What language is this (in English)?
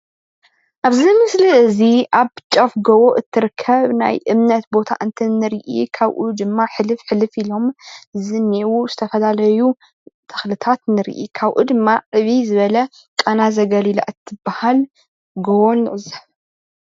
Tigrinya